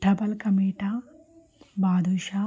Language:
Telugu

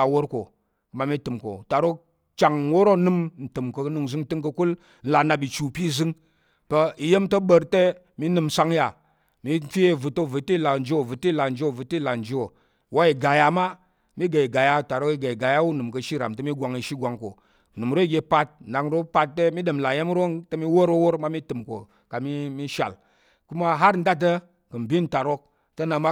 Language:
Tarok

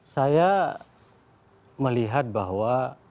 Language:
Indonesian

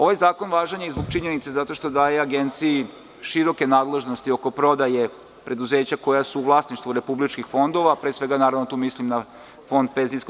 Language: Serbian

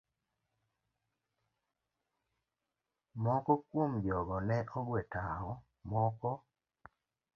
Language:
Luo (Kenya and Tanzania)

